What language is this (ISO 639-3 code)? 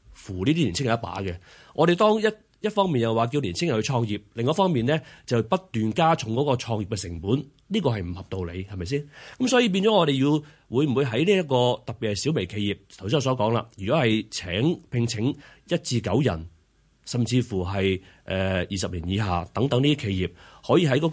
zho